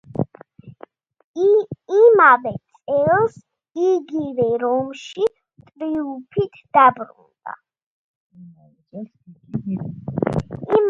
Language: Georgian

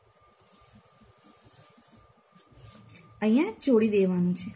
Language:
Gujarati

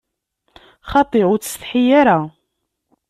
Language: Kabyle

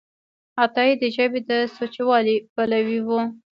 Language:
Pashto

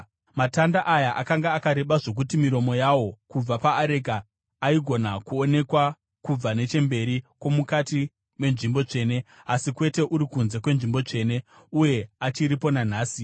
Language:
Shona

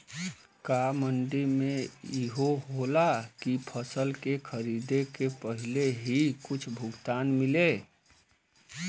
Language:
Bhojpuri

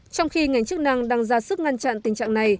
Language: Vietnamese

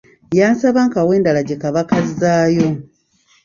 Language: Ganda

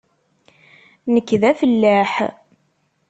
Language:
Kabyle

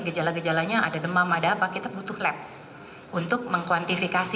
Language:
Indonesian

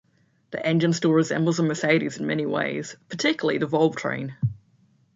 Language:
English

